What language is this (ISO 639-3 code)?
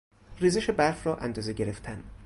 fas